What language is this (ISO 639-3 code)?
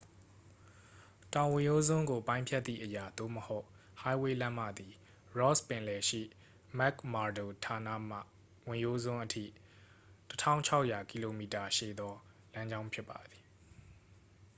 mya